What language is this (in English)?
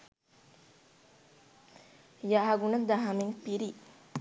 Sinhala